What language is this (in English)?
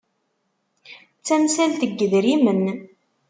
Kabyle